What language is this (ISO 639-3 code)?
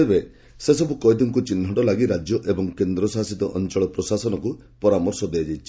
ori